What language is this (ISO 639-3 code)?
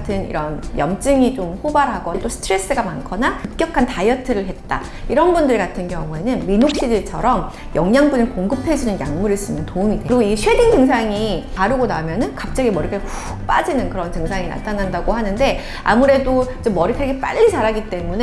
kor